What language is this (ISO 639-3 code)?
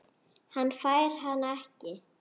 isl